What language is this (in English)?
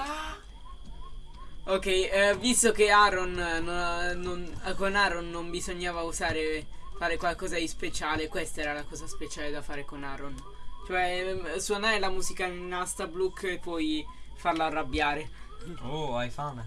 Italian